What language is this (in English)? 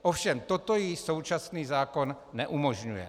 Czech